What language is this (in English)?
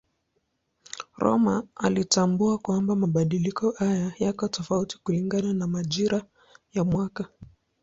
Swahili